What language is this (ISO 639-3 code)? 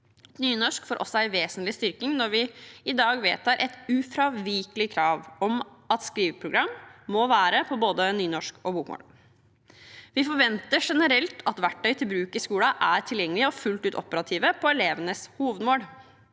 nor